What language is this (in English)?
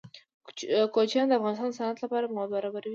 Pashto